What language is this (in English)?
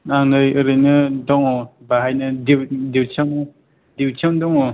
Bodo